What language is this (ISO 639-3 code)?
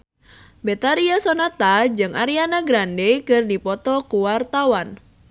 sun